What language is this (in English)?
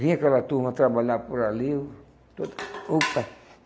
Portuguese